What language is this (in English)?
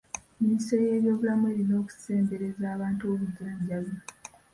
Ganda